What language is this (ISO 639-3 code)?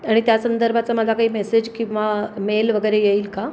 mar